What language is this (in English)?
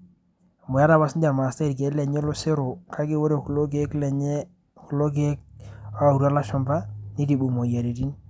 Masai